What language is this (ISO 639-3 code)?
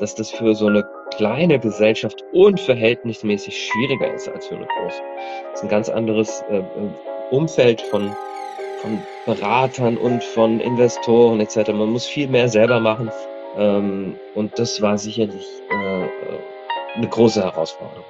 deu